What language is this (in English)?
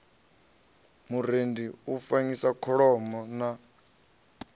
Venda